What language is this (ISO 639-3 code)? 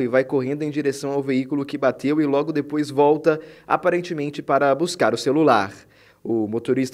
por